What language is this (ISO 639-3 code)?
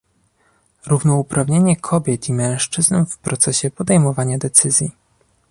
pol